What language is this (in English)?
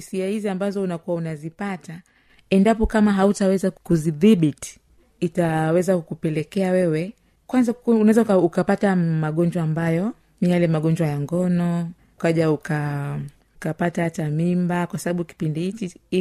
Swahili